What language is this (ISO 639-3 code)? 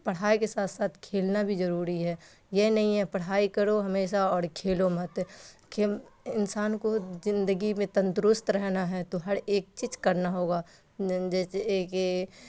urd